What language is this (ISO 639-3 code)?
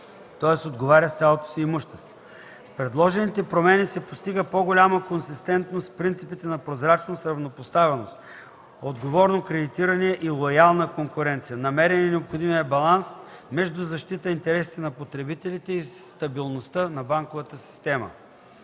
bul